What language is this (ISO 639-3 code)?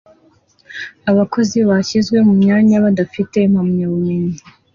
kin